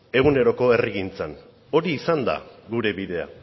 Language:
Basque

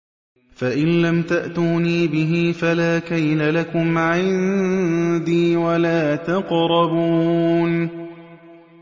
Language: Arabic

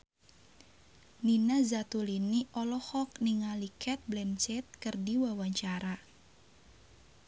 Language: Sundanese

